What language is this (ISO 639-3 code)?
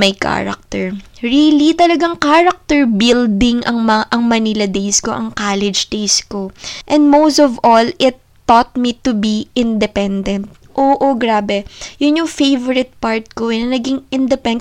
fil